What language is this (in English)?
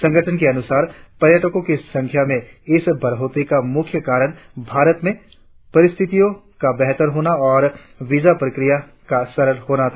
Hindi